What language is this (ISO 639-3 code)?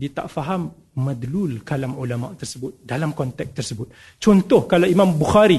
msa